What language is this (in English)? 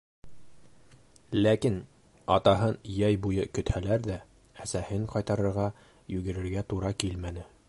Bashkir